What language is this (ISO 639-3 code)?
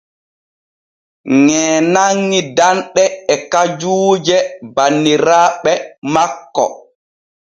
fue